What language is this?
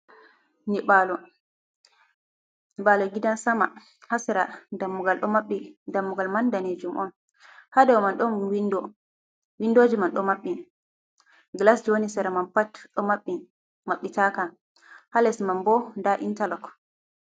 Fula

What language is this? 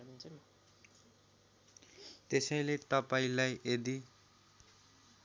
Nepali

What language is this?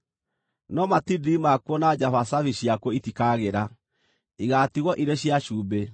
Kikuyu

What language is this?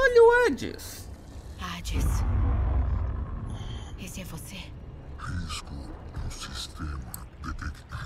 Portuguese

